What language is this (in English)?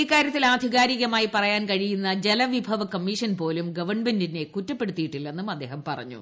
Malayalam